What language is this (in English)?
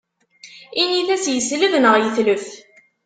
Kabyle